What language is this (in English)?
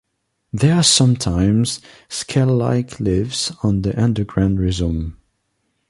English